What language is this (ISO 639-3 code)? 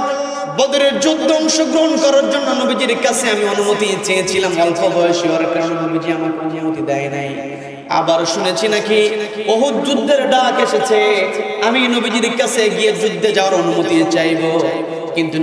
ben